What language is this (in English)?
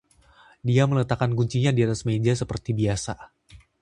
Indonesian